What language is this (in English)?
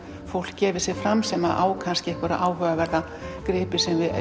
Icelandic